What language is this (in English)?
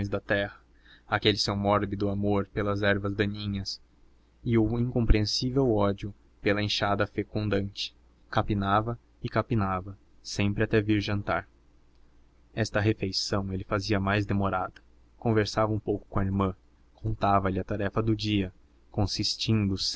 Portuguese